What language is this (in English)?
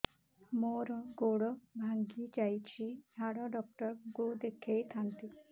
Odia